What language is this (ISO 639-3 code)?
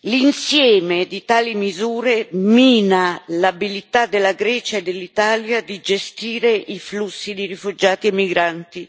ita